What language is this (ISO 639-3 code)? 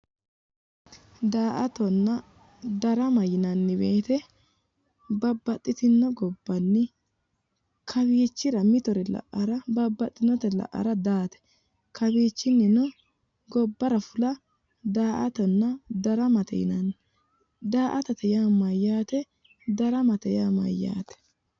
sid